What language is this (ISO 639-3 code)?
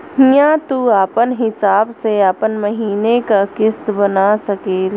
bho